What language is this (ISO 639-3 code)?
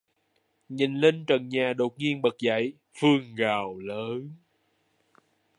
vie